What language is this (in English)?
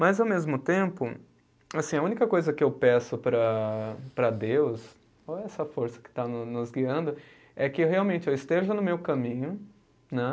Portuguese